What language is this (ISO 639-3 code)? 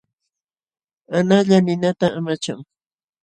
qxw